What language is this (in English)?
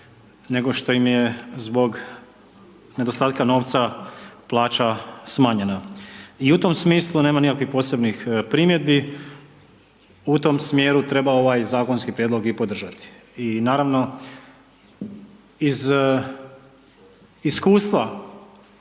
Croatian